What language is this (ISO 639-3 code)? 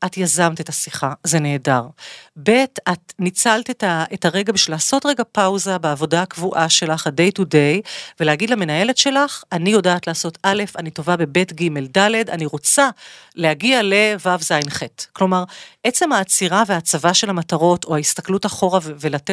heb